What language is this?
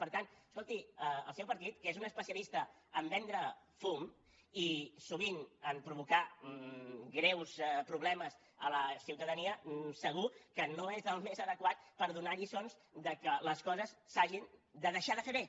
Catalan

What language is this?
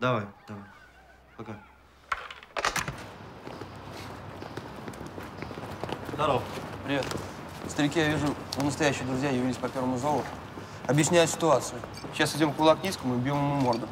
Russian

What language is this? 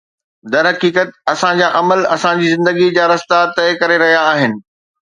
Sindhi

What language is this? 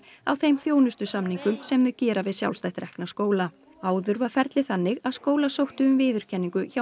Icelandic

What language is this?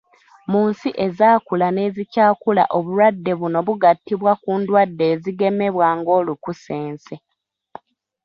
Ganda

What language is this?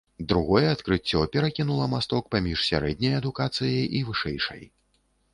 Belarusian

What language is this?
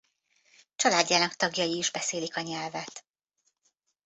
Hungarian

